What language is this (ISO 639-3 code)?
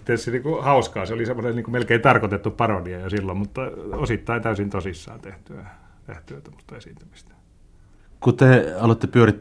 fin